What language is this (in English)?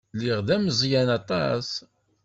Kabyle